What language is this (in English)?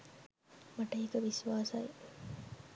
Sinhala